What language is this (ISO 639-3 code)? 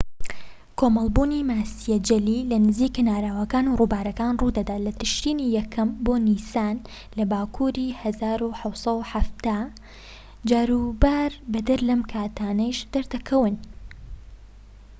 ckb